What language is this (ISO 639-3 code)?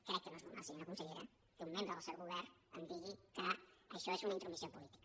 cat